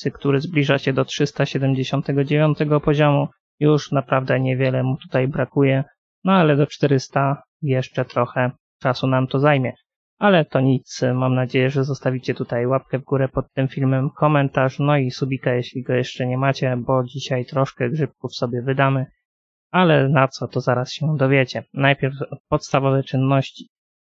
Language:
Polish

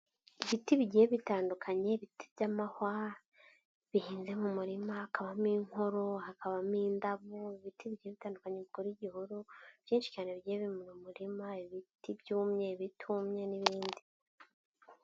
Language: Kinyarwanda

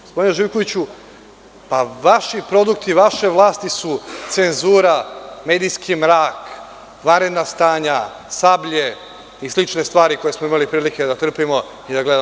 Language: Serbian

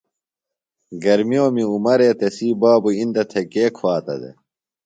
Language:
Phalura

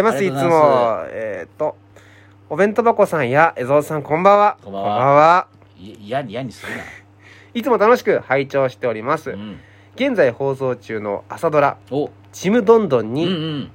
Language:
Japanese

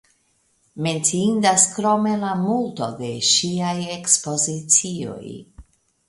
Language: Esperanto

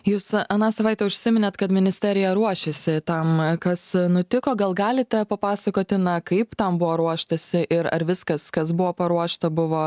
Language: Lithuanian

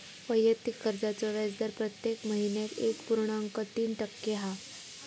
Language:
Marathi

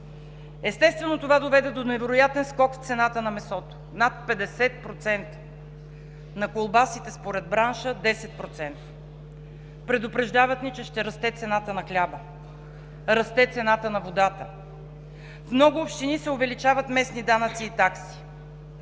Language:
Bulgarian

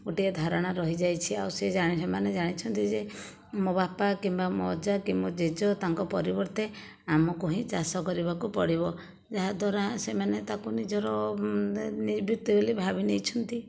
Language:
Odia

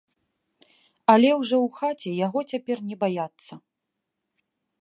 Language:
Belarusian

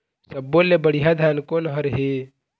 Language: Chhattisgarhi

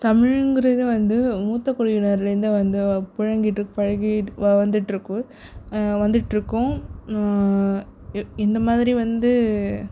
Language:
Tamil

